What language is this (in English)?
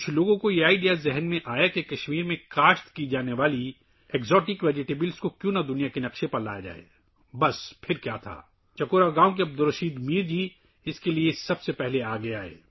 Urdu